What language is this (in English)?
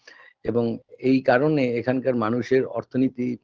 Bangla